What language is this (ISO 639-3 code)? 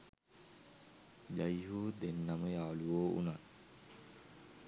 sin